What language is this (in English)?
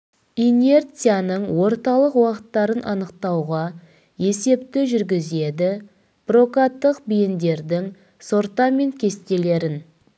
Kazakh